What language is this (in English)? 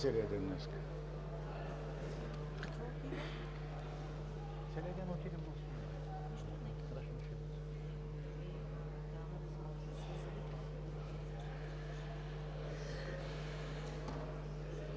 Bulgarian